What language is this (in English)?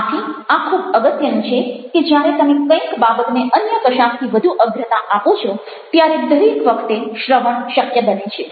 Gujarati